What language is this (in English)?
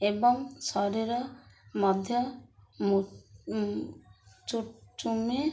Odia